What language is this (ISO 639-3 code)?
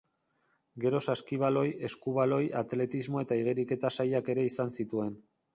eus